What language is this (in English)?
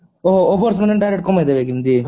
Odia